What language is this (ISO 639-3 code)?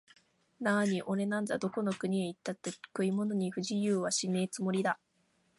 jpn